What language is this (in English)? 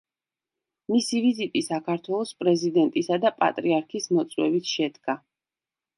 Georgian